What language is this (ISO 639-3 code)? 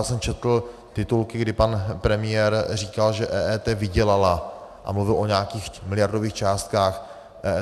ces